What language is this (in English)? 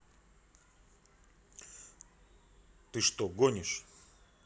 Russian